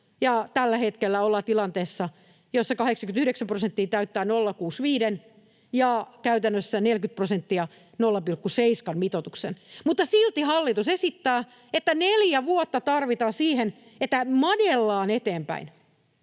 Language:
Finnish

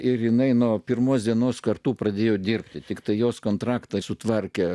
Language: Lithuanian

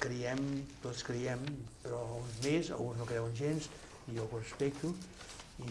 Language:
Catalan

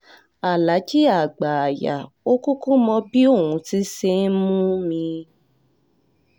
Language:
Yoruba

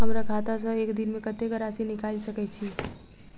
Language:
Maithili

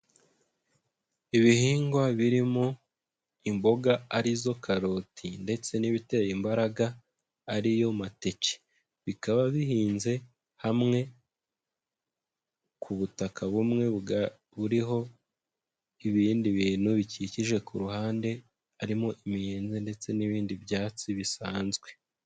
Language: Kinyarwanda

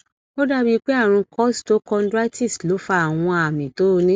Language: Yoruba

